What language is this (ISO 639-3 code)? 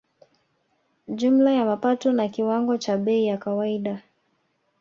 swa